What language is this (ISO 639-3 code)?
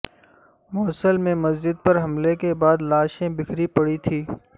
urd